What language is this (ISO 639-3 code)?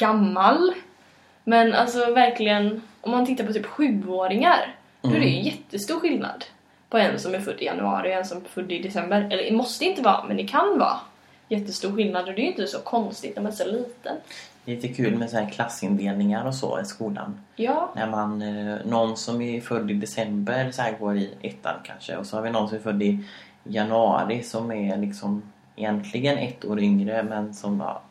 swe